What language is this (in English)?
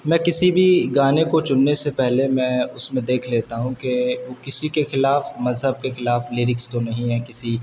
Urdu